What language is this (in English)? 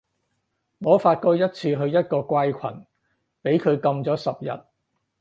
Cantonese